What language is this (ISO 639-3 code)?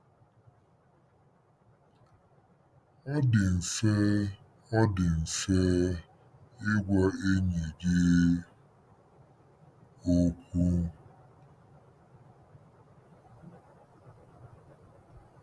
ibo